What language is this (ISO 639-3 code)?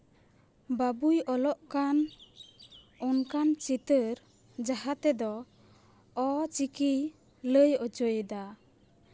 sat